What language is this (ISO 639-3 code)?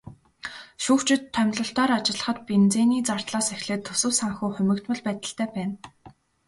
mon